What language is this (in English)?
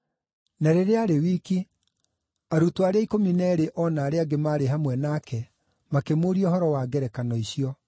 Kikuyu